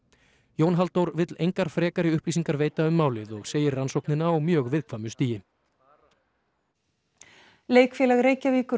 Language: Icelandic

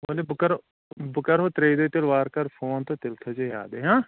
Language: Kashmiri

